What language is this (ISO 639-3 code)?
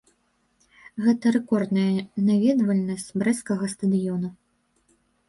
bel